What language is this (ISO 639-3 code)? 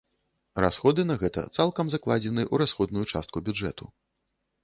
bel